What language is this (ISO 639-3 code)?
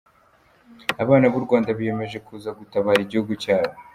kin